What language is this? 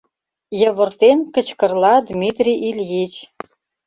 Mari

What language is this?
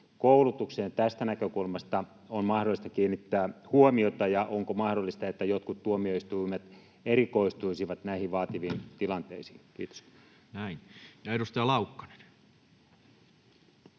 Finnish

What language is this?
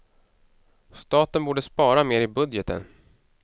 Swedish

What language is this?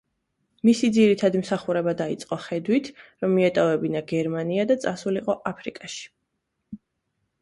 Georgian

